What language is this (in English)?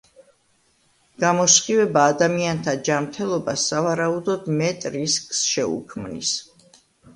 Georgian